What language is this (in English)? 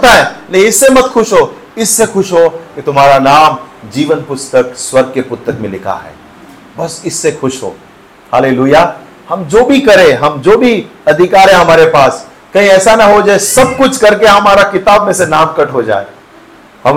Hindi